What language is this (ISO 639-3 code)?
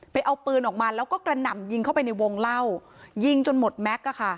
tha